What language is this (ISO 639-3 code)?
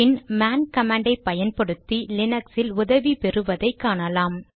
tam